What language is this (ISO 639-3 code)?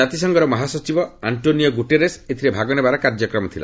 ori